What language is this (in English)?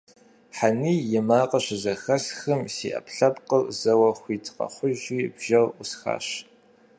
Kabardian